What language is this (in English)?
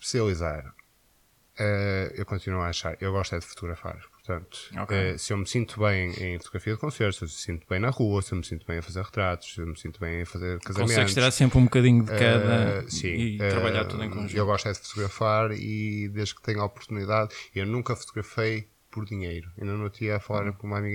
Portuguese